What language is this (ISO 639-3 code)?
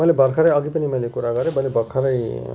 nep